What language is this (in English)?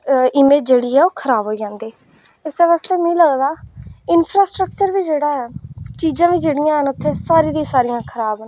Dogri